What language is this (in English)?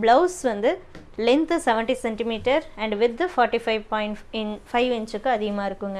Tamil